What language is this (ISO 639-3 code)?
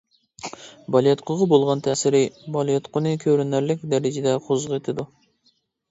uig